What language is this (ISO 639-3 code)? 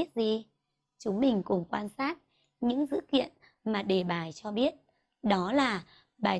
vie